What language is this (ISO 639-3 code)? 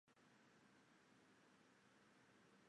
zho